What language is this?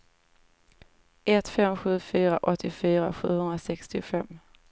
Swedish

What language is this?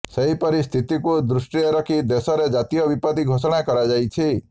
Odia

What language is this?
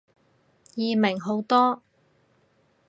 Cantonese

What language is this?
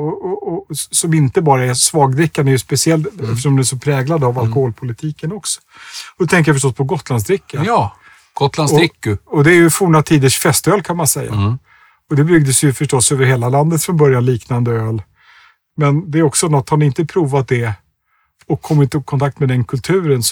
Swedish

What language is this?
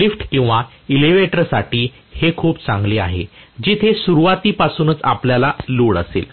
Marathi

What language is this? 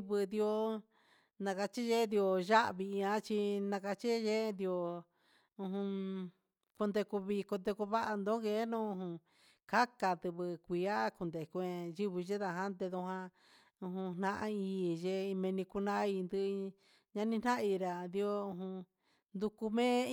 Huitepec Mixtec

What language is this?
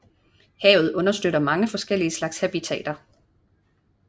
Danish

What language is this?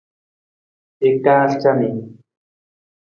Nawdm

